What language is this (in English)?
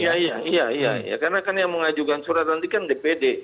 Indonesian